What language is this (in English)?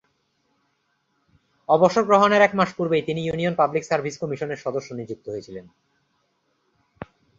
Bangla